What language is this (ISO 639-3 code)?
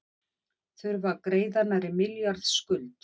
isl